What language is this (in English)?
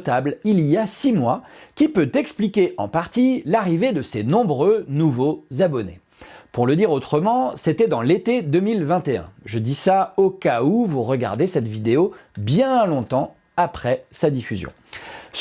French